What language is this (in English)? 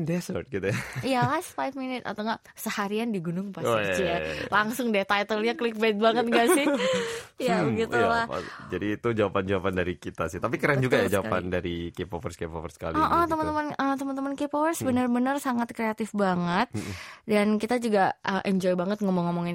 Indonesian